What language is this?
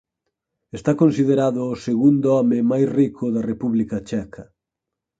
Galician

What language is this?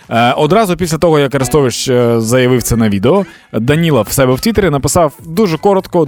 Ukrainian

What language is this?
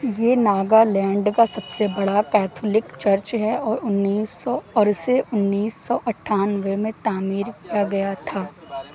Urdu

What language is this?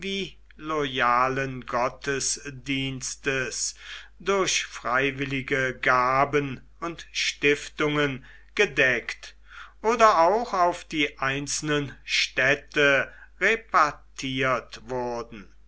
German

